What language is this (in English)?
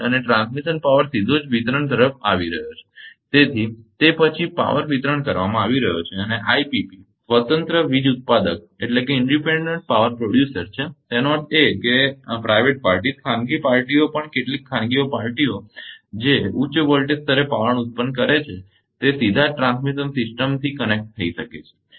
Gujarati